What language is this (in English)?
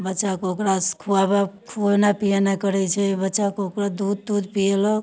Maithili